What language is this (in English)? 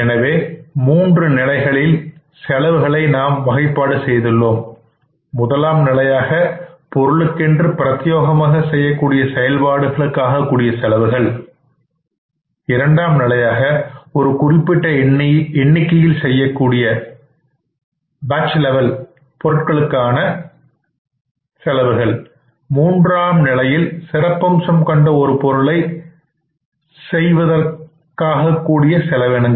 Tamil